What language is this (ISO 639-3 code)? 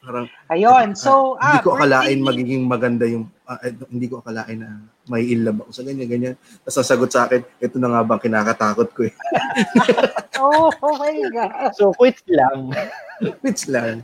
fil